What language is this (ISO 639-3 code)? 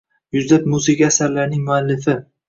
uzb